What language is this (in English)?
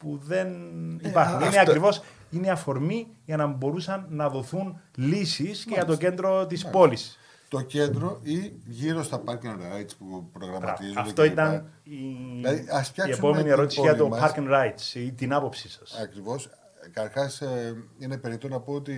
Greek